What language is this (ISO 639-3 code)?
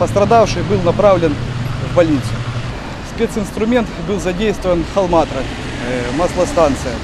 ukr